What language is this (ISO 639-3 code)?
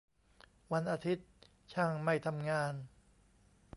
tha